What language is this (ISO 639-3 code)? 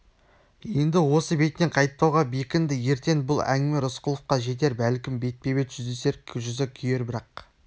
kaz